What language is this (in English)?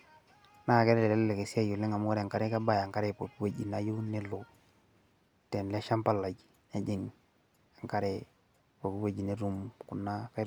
Masai